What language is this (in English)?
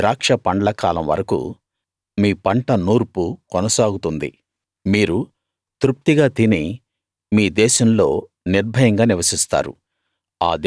Telugu